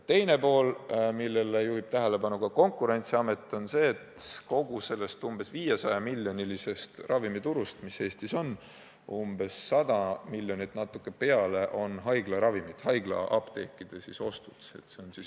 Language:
Estonian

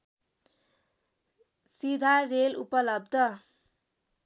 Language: Nepali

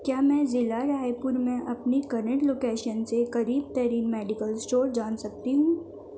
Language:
Urdu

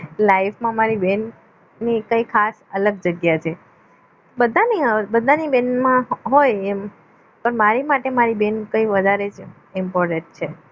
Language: Gujarati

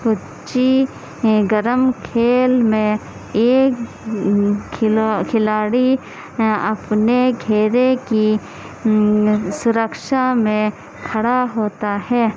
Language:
Urdu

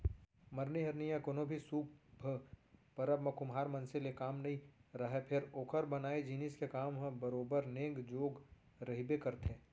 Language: Chhattisgarhi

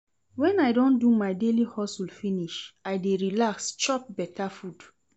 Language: Nigerian Pidgin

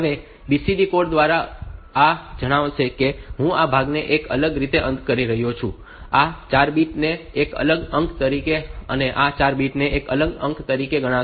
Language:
Gujarati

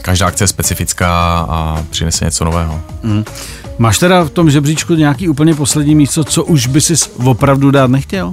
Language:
Czech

